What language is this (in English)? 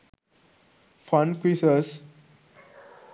Sinhala